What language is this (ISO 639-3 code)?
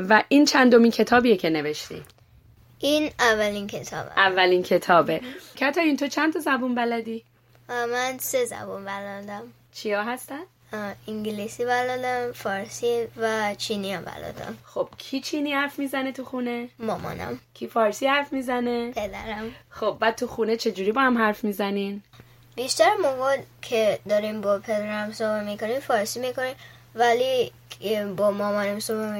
fas